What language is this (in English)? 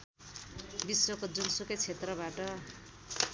Nepali